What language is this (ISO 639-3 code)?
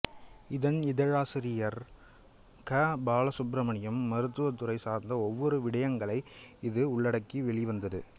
tam